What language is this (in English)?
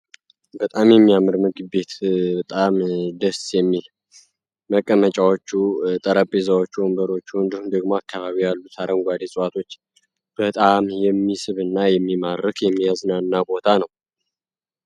Amharic